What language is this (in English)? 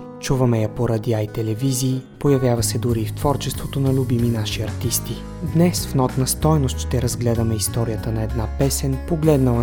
Bulgarian